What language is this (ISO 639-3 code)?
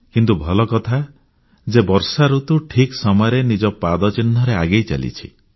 ori